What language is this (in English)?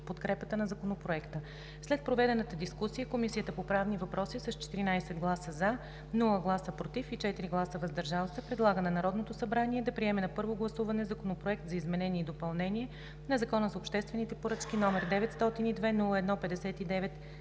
Bulgarian